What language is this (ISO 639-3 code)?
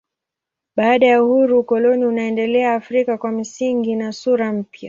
swa